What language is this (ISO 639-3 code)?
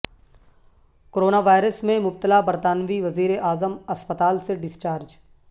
urd